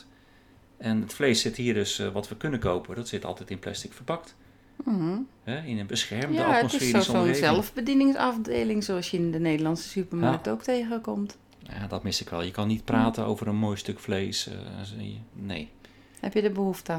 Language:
Dutch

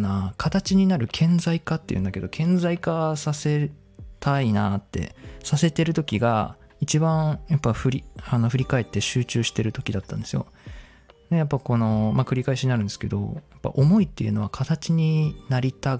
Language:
Japanese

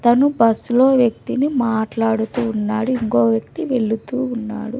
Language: Telugu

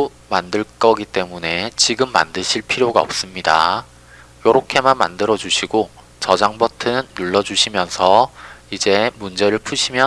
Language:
Korean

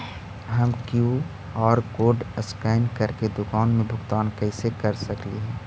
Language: Magahi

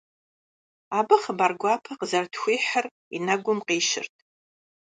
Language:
Kabardian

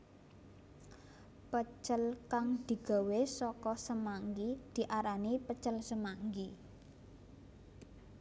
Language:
Javanese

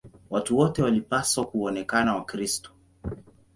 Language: Swahili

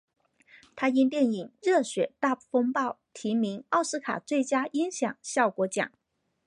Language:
Chinese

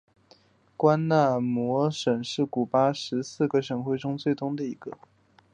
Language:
Chinese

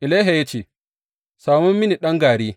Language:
Hausa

